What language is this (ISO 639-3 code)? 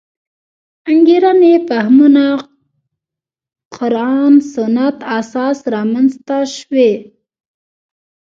pus